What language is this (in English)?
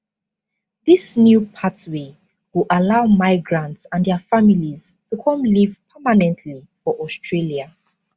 Nigerian Pidgin